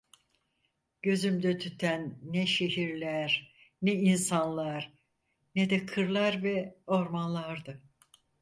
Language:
Turkish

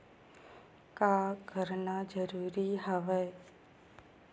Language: Chhattisgarhi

